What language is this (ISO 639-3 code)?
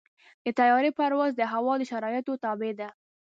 pus